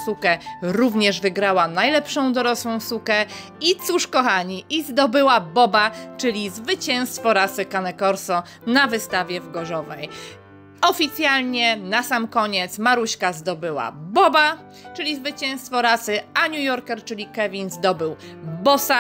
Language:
Polish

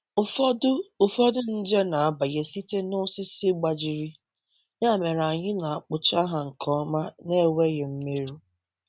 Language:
Igbo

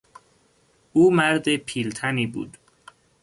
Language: Persian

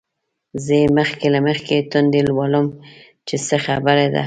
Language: Pashto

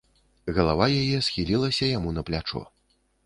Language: Belarusian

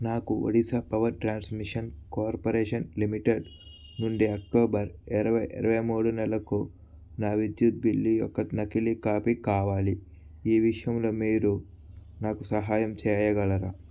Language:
Telugu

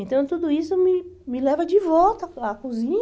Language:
Portuguese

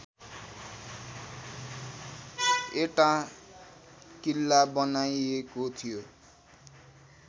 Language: Nepali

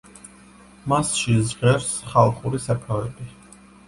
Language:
Georgian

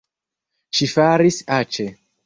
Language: Esperanto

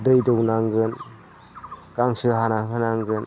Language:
Bodo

